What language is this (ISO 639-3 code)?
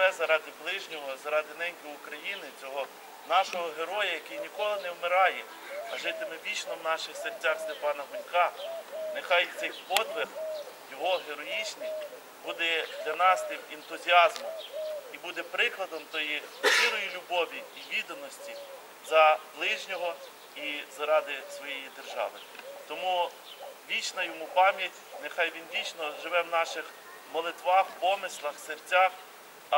ukr